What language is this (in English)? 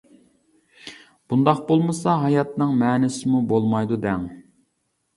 Uyghur